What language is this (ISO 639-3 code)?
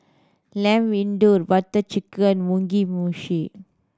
eng